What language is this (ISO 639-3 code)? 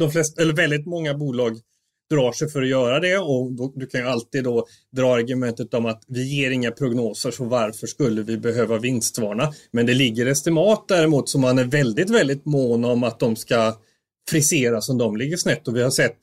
swe